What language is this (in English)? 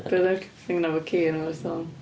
Welsh